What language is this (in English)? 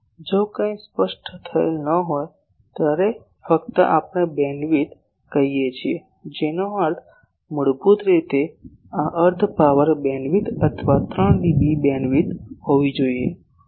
Gujarati